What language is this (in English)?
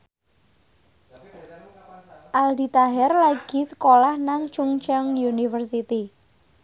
Javanese